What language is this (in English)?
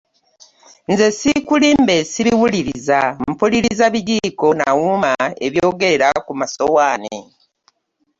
Ganda